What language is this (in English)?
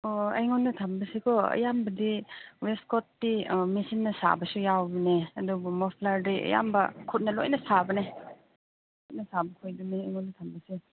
Manipuri